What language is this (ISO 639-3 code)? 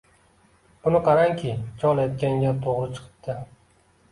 uzb